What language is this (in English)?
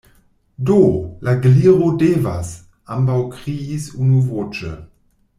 Esperanto